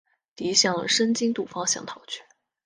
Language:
Chinese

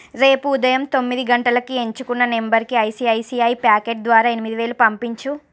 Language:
Telugu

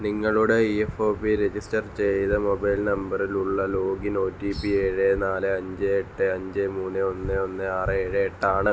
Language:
Malayalam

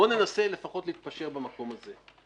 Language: Hebrew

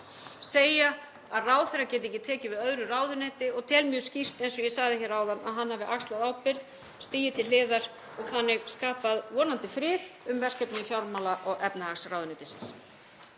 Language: Icelandic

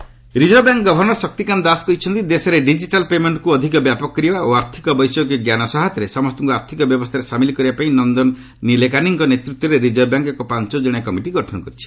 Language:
Odia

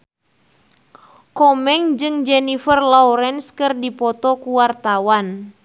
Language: Sundanese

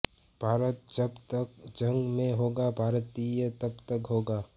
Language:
Hindi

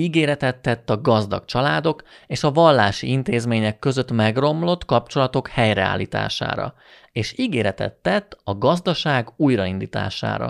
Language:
Hungarian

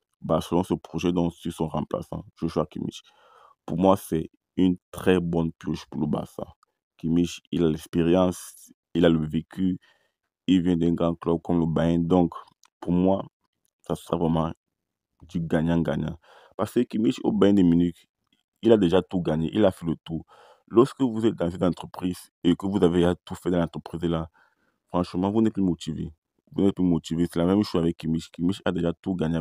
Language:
French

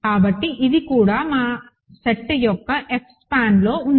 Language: Telugu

